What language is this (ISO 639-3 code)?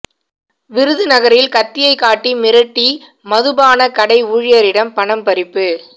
tam